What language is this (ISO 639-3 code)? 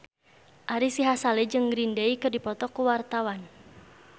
sun